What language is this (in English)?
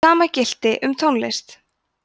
Icelandic